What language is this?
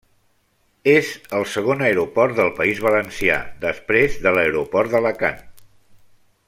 Catalan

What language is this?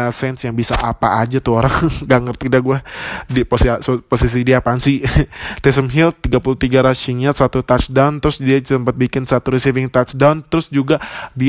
Indonesian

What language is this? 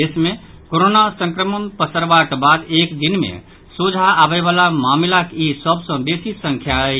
Maithili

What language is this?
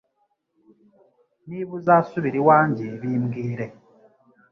Kinyarwanda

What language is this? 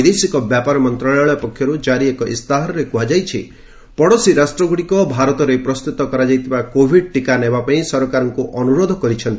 Odia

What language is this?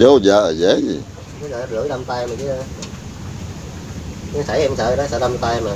Vietnamese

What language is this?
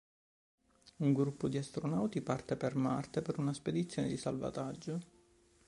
Italian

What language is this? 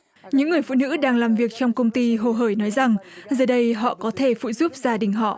Vietnamese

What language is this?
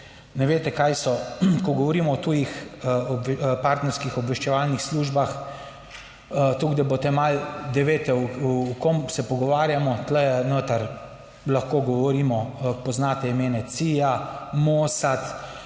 Slovenian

